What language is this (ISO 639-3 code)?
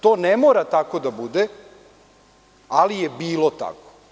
srp